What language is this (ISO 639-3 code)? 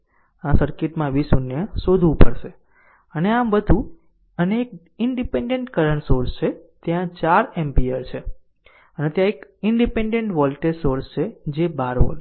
guj